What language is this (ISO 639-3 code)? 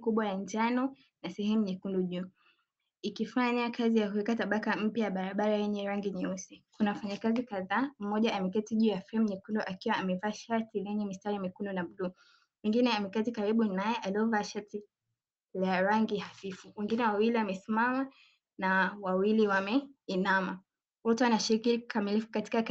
swa